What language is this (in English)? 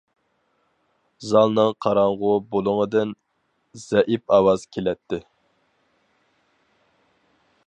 Uyghur